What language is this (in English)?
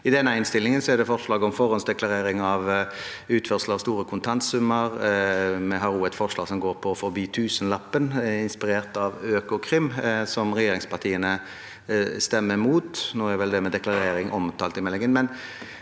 Norwegian